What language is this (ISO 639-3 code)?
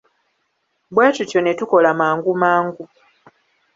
lug